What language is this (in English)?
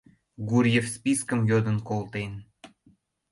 Mari